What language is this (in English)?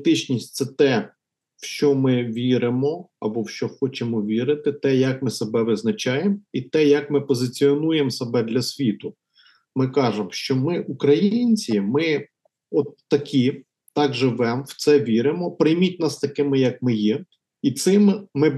Ukrainian